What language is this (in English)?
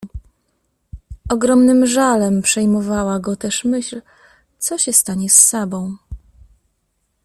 Polish